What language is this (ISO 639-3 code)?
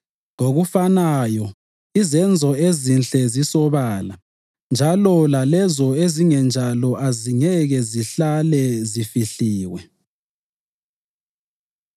nde